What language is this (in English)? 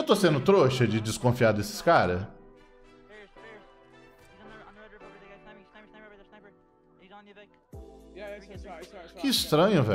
Portuguese